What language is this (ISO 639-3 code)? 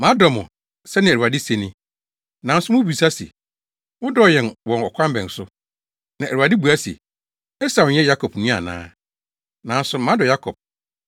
aka